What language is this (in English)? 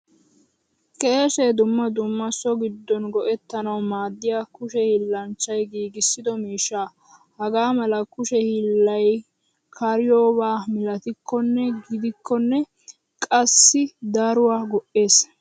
Wolaytta